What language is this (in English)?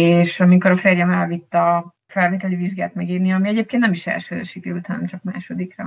Hungarian